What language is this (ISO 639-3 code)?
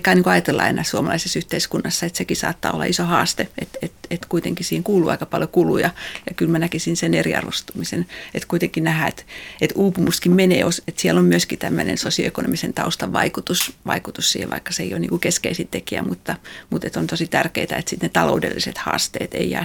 fin